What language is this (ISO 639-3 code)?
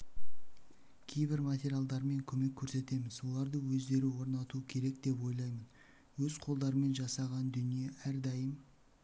kaz